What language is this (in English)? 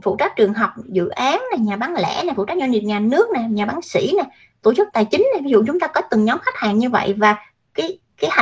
Vietnamese